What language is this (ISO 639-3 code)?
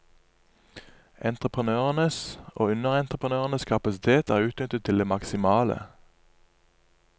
nor